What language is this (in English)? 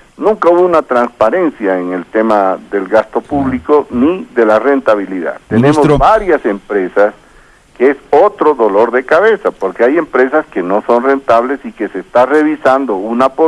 Spanish